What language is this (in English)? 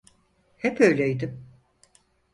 Turkish